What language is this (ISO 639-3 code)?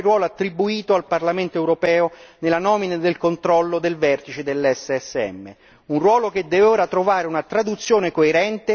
ita